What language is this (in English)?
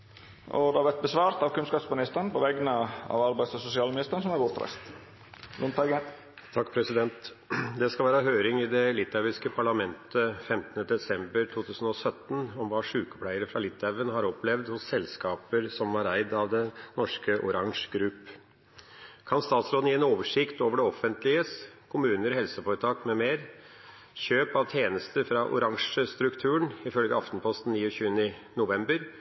Norwegian